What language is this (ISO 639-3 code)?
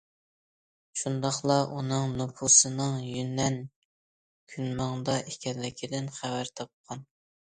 uig